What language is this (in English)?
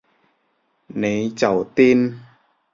Cantonese